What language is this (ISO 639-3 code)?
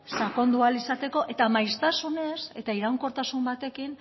eus